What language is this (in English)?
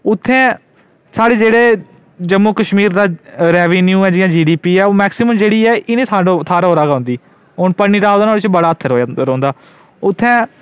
Dogri